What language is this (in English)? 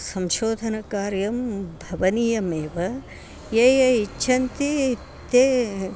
Sanskrit